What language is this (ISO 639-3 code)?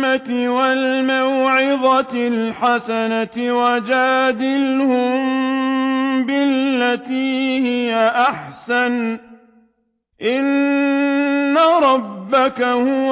ara